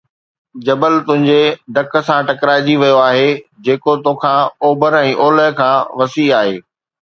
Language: Sindhi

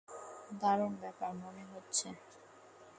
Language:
Bangla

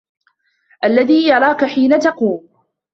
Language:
Arabic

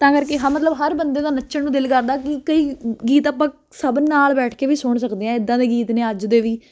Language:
Punjabi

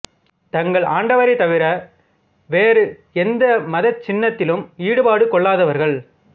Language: Tamil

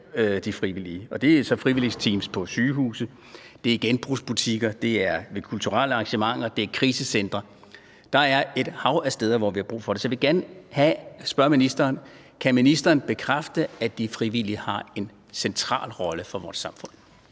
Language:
Danish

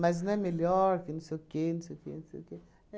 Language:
Portuguese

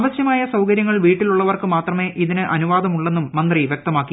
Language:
Malayalam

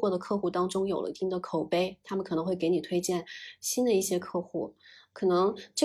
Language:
Chinese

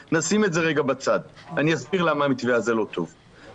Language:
Hebrew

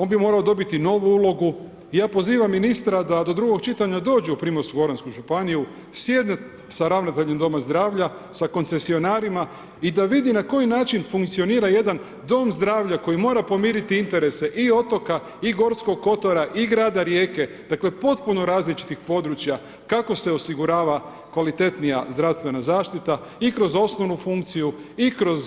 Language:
Croatian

